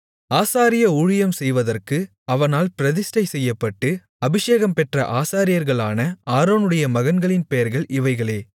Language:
Tamil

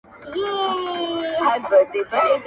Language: Pashto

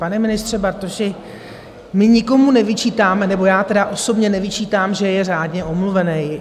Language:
Czech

